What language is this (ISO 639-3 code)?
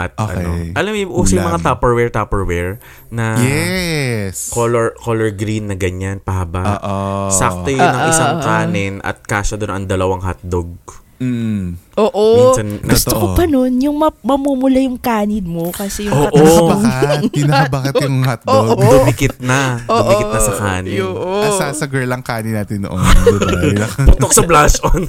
fil